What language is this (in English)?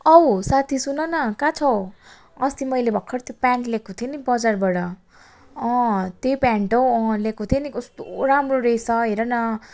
Nepali